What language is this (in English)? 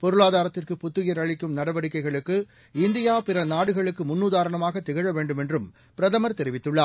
Tamil